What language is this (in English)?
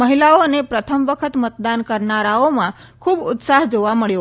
Gujarati